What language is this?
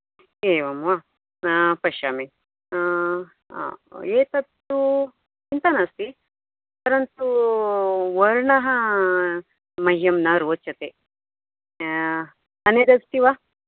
Sanskrit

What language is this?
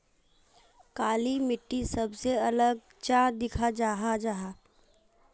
Magahi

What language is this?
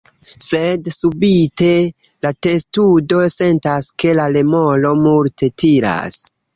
Esperanto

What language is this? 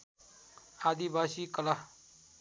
Nepali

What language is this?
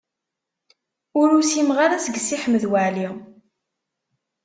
Kabyle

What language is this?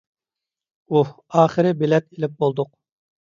Uyghur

